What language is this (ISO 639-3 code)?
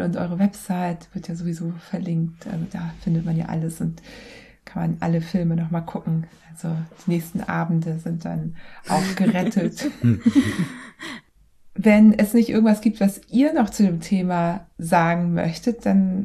deu